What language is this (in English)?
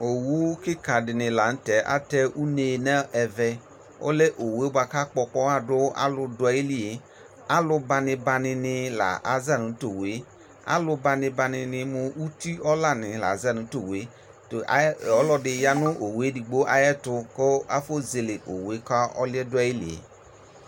Ikposo